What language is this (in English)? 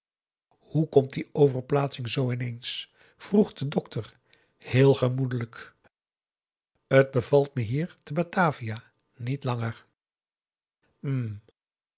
Dutch